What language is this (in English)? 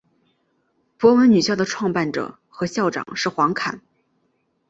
Chinese